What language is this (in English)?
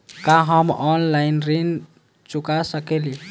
Bhojpuri